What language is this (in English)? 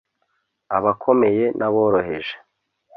Kinyarwanda